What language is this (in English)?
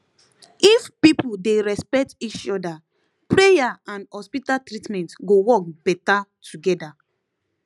Nigerian Pidgin